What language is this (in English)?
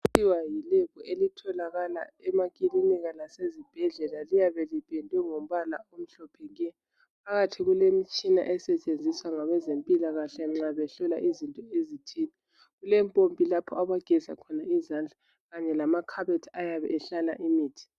North Ndebele